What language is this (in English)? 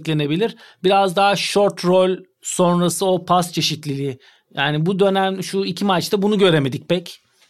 Turkish